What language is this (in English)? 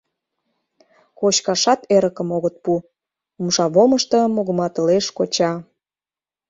Mari